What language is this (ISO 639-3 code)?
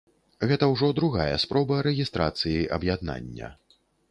bel